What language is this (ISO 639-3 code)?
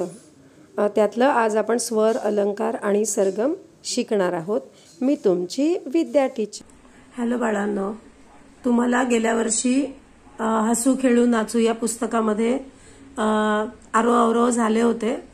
hin